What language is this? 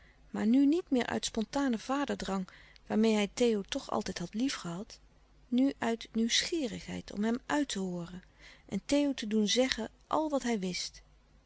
Dutch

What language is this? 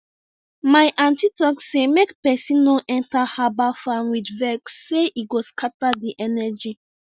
Nigerian Pidgin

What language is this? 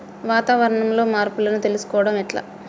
Telugu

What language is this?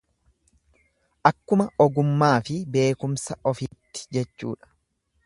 Oromo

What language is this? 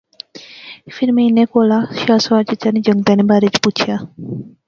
Pahari-Potwari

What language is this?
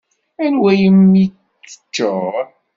Kabyle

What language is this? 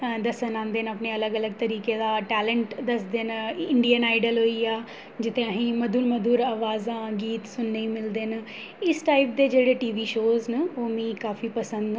Dogri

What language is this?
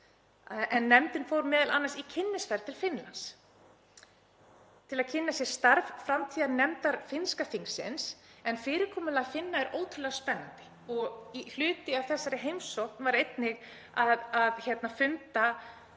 Icelandic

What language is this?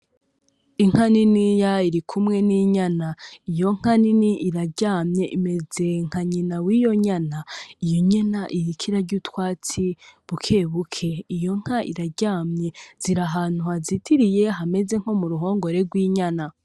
Rundi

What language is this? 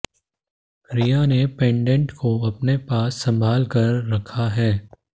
Hindi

